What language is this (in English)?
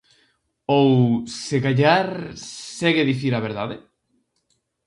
Galician